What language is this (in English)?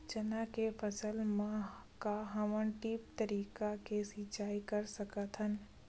Chhattisgarhi